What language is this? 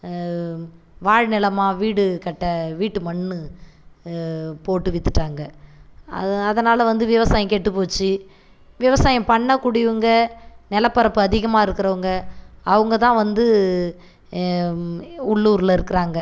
Tamil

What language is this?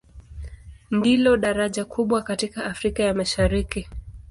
Swahili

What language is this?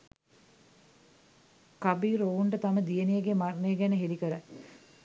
Sinhala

